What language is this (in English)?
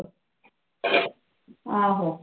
Punjabi